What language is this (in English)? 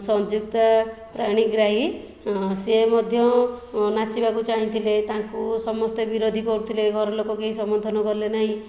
Odia